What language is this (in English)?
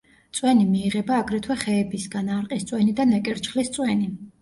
Georgian